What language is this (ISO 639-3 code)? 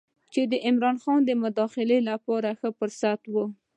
pus